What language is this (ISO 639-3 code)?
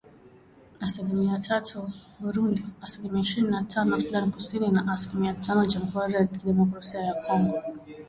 swa